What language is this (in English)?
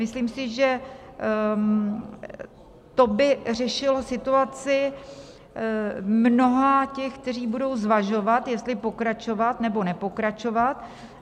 Czech